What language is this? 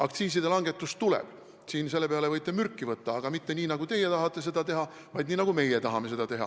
Estonian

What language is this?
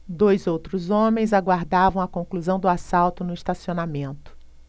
Portuguese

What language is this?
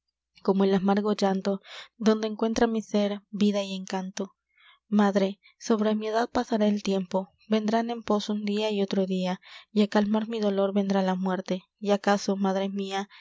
Spanish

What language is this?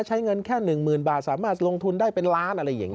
Thai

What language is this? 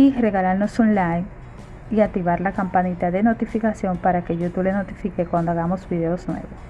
Spanish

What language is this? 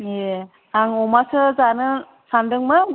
Bodo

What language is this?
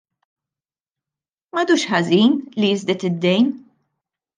Maltese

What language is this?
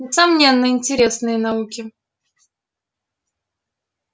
Russian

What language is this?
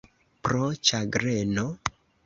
Esperanto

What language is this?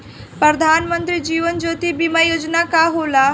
Bhojpuri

